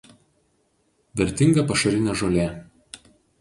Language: Lithuanian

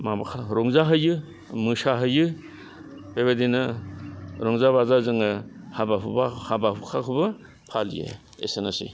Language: Bodo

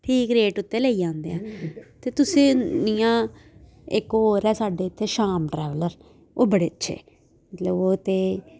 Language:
Dogri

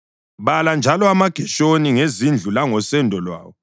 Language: North Ndebele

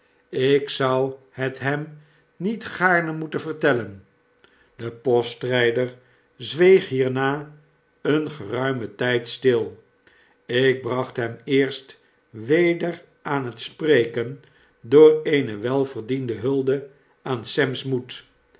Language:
Dutch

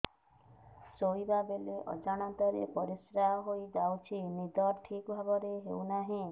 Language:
Odia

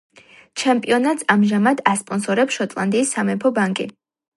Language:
Georgian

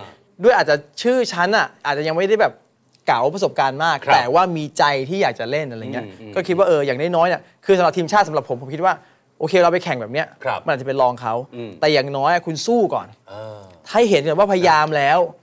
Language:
Thai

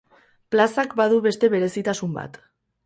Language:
Basque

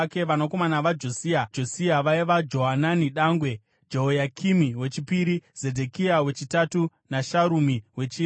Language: Shona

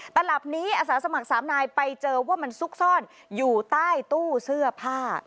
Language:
Thai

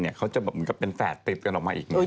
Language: Thai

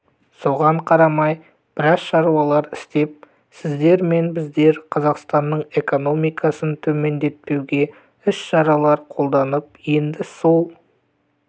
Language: Kazakh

